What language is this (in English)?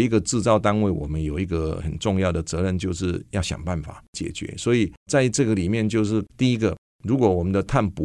Chinese